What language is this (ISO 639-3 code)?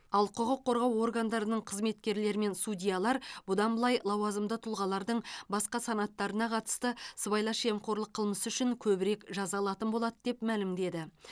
kaz